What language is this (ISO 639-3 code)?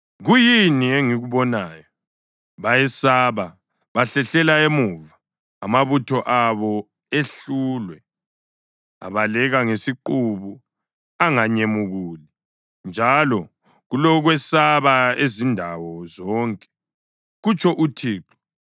nde